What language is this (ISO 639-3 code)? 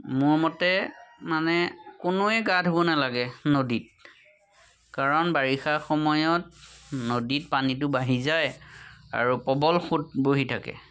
asm